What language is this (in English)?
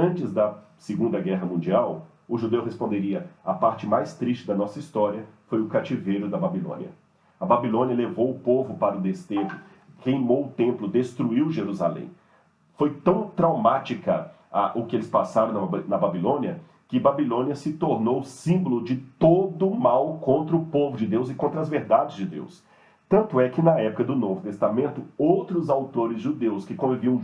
Portuguese